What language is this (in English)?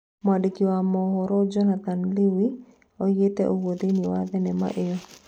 Kikuyu